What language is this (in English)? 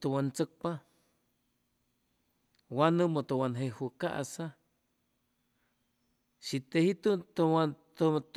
Chimalapa Zoque